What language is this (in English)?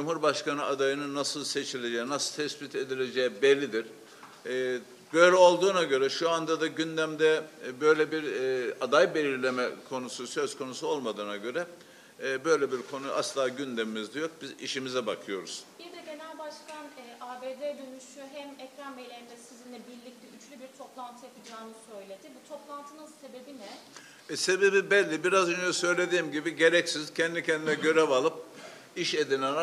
Turkish